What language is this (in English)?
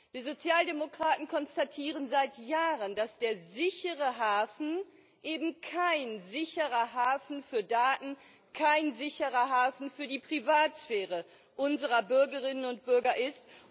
German